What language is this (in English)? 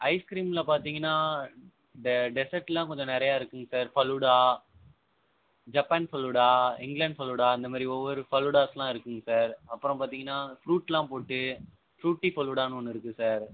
Tamil